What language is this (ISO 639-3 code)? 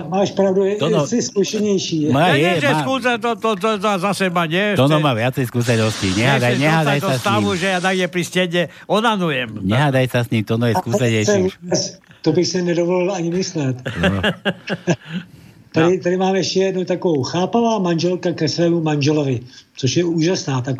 slk